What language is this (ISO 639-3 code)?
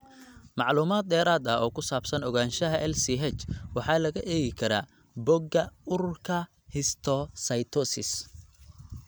som